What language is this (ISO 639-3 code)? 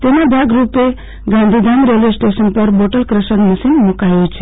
guj